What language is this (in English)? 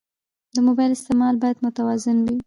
Pashto